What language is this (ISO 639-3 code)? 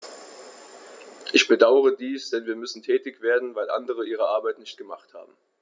deu